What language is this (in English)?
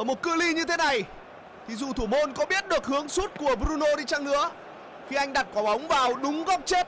Vietnamese